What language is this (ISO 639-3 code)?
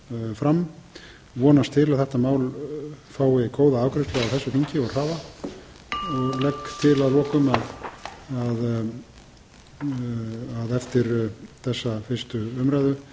isl